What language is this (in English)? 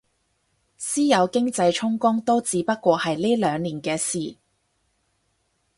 Cantonese